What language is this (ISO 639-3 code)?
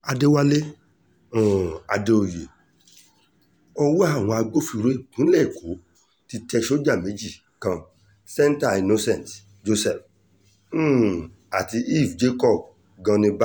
yor